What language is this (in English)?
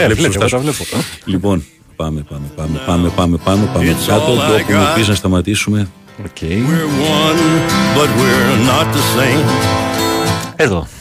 Greek